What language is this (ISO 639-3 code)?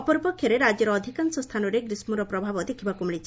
ori